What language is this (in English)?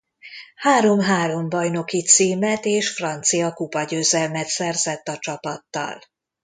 Hungarian